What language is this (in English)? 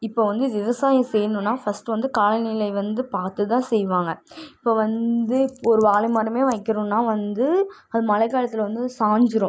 Tamil